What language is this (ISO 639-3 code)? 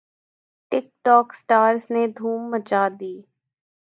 urd